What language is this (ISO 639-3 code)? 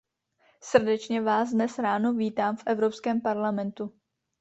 ces